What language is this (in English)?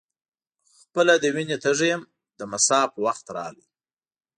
Pashto